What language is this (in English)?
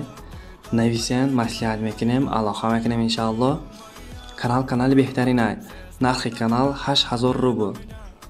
Romanian